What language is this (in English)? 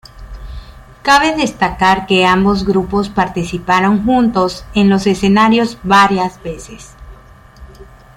Spanish